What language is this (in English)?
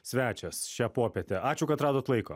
Lithuanian